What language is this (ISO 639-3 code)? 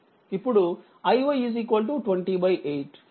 tel